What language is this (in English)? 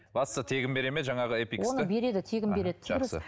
Kazakh